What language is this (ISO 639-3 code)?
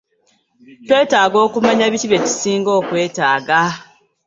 lug